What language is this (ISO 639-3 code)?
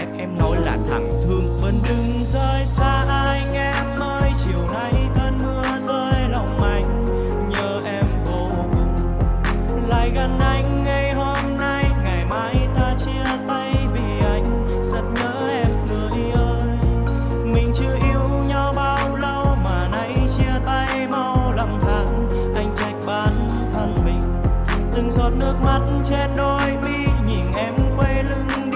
vie